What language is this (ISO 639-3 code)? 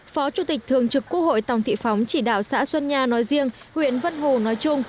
vie